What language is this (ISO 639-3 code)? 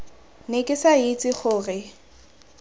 tsn